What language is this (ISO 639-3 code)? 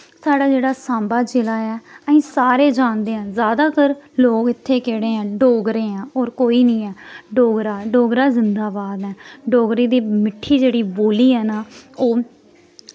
doi